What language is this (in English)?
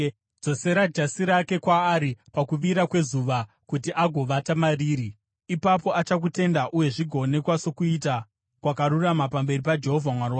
Shona